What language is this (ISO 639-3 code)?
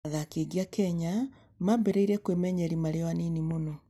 kik